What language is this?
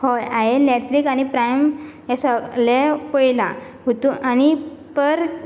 Konkani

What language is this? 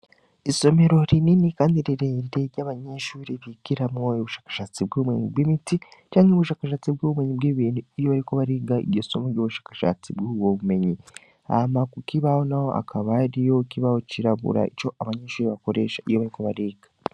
Rundi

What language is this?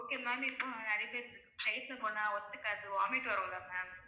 Tamil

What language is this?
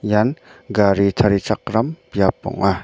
Garo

